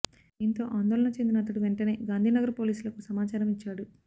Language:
Telugu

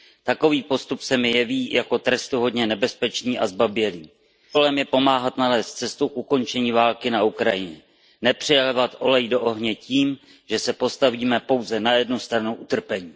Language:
Czech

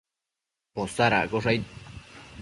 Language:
Matsés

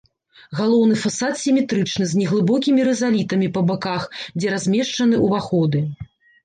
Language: Belarusian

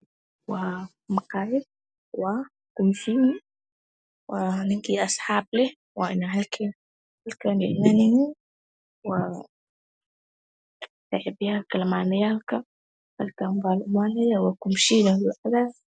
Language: Somali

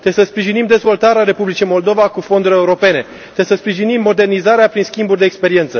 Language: Romanian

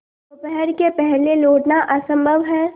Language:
Hindi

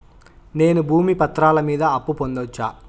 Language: Telugu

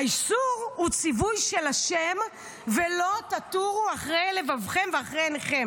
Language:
Hebrew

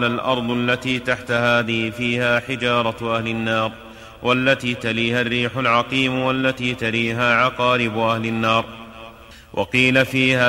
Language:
Arabic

